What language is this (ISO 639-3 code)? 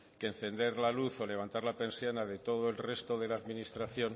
spa